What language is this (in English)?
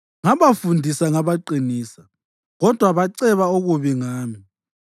North Ndebele